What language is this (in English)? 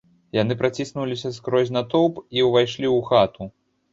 Belarusian